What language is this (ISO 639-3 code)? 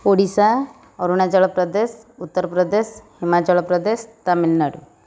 ori